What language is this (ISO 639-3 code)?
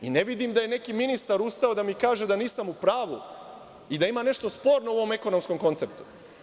srp